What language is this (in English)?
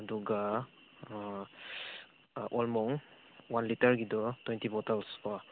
Manipuri